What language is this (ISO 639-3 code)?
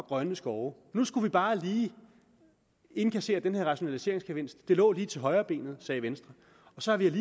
dan